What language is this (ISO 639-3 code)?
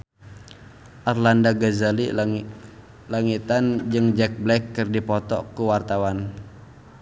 sun